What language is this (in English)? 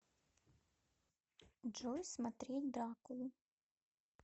Russian